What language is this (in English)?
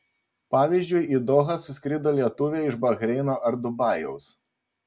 Lithuanian